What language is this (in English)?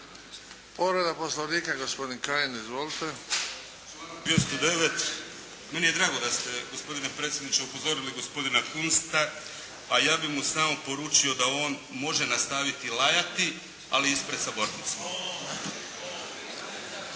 Croatian